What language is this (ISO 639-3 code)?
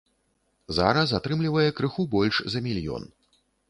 bel